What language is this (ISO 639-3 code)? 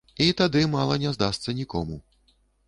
bel